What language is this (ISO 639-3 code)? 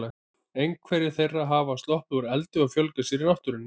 isl